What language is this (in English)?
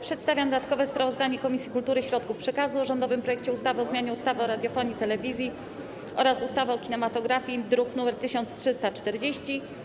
Polish